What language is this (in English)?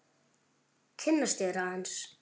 Icelandic